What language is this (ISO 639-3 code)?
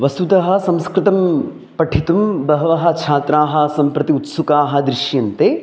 san